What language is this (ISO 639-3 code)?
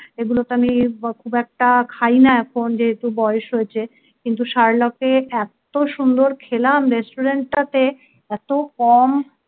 ben